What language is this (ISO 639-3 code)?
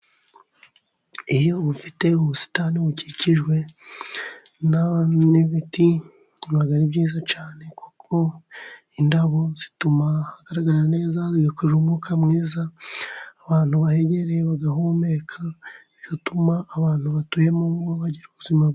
kin